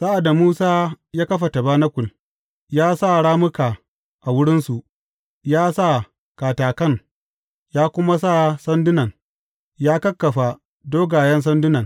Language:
Hausa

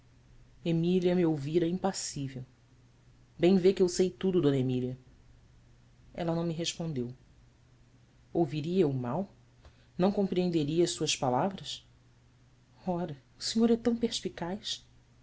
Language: Portuguese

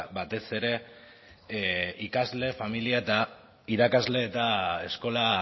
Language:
Basque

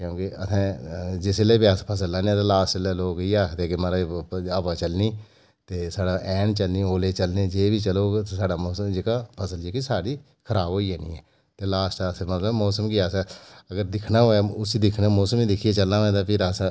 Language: Dogri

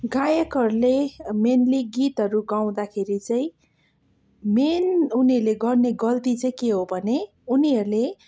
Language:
Nepali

